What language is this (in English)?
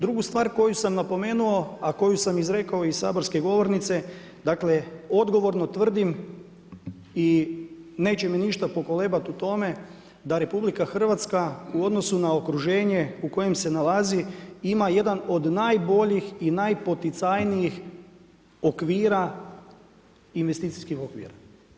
Croatian